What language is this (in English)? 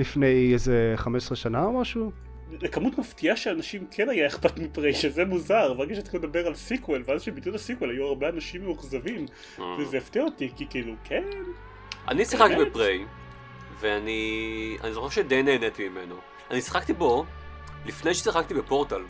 Hebrew